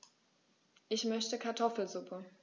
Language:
German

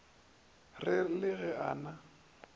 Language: Northern Sotho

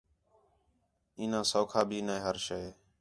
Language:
Khetrani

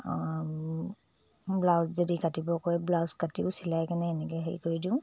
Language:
Assamese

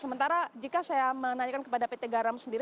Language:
Indonesian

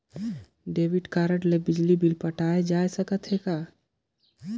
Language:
Chhattisgarhi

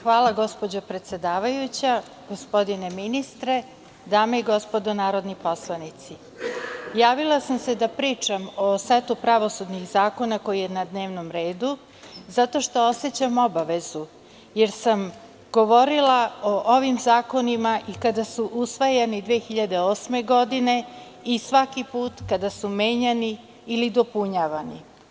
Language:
Serbian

